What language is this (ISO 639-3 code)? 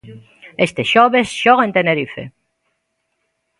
glg